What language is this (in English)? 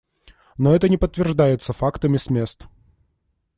Russian